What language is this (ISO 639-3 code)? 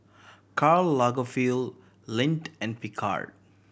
eng